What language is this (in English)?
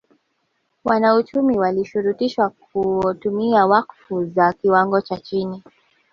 Swahili